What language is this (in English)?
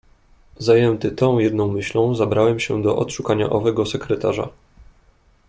Polish